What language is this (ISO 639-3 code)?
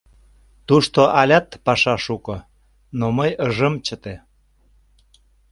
chm